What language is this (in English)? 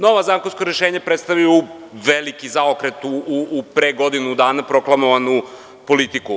Serbian